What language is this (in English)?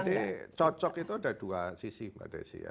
Indonesian